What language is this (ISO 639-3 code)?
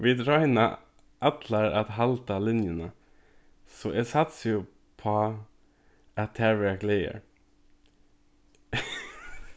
fao